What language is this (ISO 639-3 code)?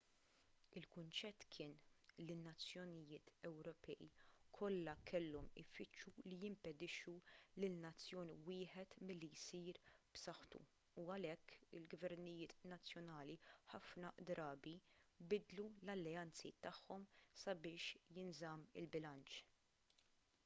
mlt